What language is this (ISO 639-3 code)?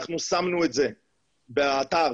heb